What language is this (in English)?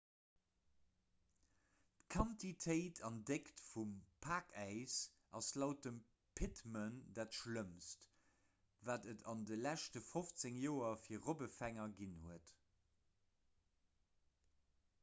Luxembourgish